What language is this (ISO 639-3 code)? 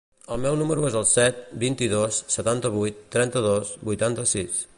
cat